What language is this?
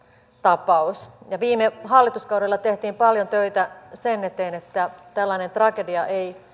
Finnish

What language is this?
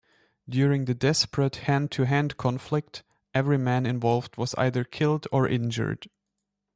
English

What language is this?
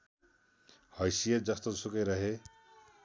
Nepali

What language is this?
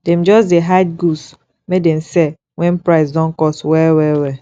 Nigerian Pidgin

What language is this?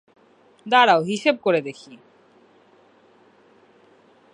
Bangla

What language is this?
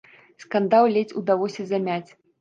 Belarusian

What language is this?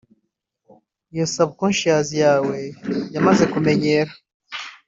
Kinyarwanda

